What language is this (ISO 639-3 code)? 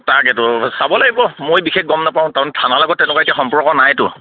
asm